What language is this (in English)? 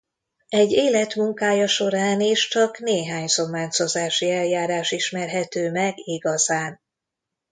Hungarian